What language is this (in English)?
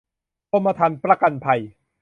Thai